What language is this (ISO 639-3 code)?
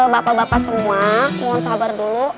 ind